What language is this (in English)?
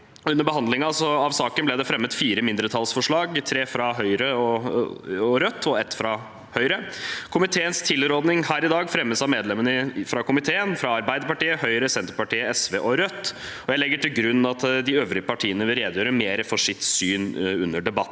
Norwegian